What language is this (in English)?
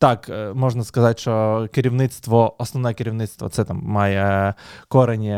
Ukrainian